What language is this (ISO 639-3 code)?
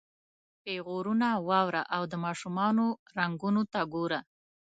pus